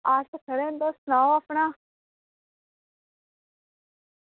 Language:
Dogri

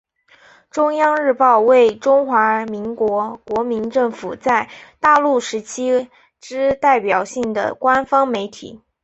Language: Chinese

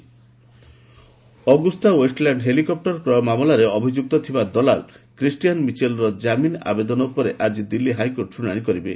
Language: Odia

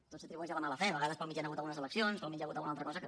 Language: Catalan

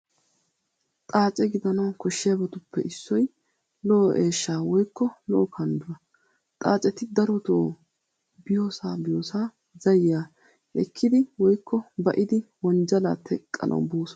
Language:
Wolaytta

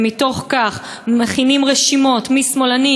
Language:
Hebrew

